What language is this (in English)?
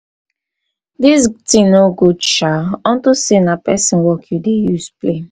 Nigerian Pidgin